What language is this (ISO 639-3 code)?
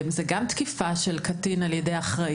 heb